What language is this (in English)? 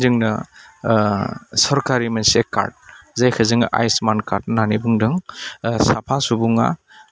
Bodo